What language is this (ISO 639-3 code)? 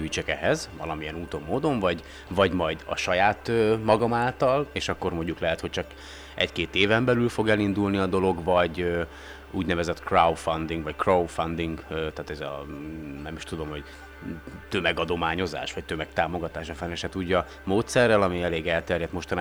hun